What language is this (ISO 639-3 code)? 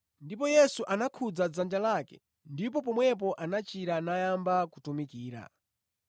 nya